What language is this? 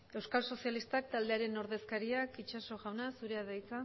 Basque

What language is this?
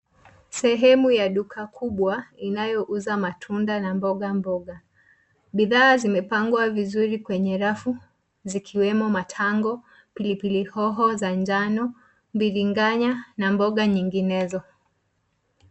Swahili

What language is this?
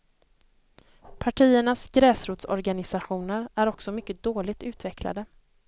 Swedish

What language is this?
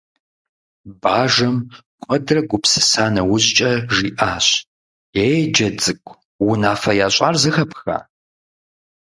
Kabardian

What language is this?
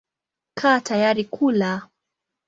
Swahili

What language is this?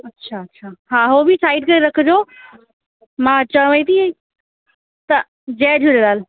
Sindhi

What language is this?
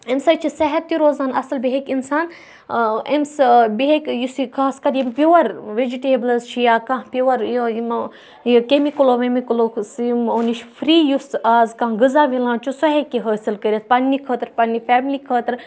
Kashmiri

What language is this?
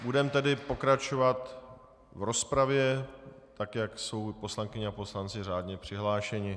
Czech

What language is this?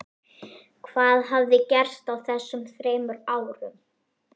Icelandic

